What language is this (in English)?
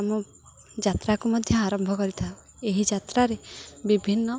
Odia